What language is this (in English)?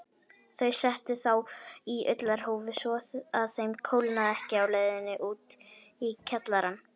Icelandic